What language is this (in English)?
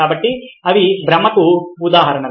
Telugu